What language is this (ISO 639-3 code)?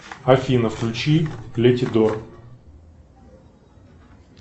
rus